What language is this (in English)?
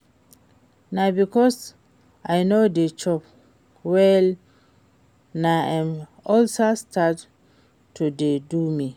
Nigerian Pidgin